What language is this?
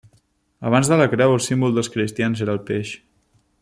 Catalan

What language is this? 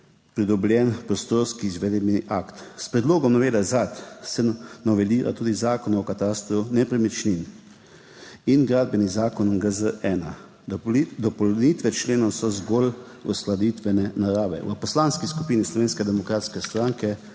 Slovenian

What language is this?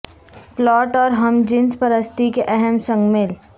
Urdu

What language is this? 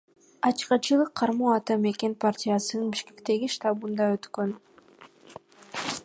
Kyrgyz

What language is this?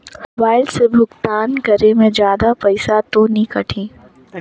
Chhattisgarhi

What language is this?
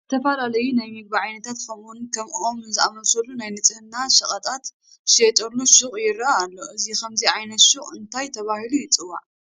Tigrinya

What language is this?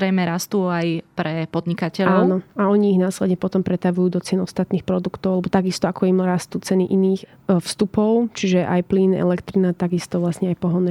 Slovak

